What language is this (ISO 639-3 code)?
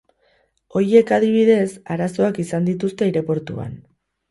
eus